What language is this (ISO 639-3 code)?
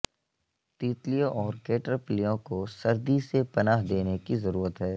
urd